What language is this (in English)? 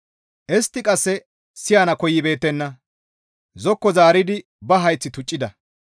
Gamo